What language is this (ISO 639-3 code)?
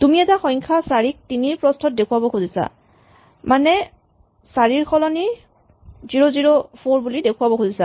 asm